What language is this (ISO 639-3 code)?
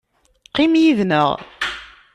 kab